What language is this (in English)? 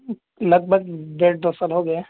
Urdu